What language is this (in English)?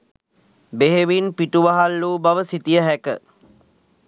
Sinhala